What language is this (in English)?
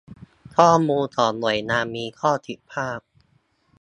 Thai